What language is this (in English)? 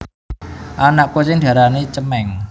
Javanese